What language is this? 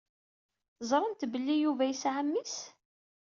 Kabyle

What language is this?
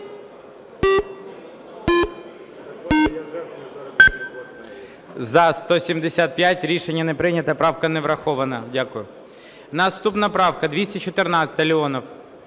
Ukrainian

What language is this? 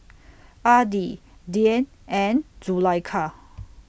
English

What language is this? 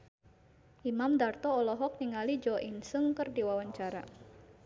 Sundanese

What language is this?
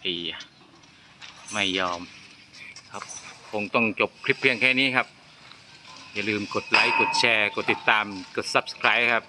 Thai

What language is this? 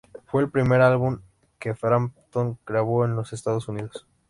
Spanish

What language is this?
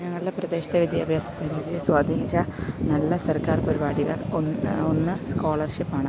Malayalam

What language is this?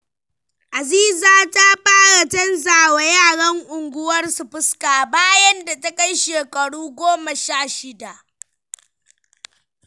Hausa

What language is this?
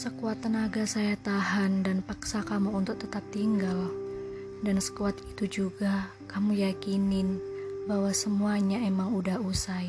Indonesian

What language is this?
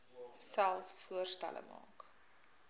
Afrikaans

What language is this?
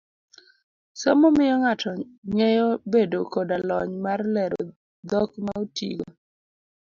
Luo (Kenya and Tanzania)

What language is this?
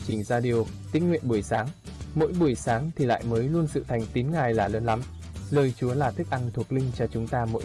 Vietnamese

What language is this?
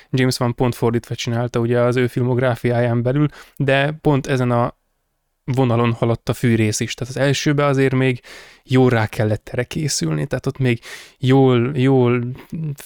Hungarian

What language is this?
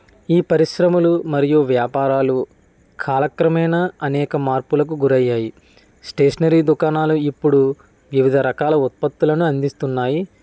Telugu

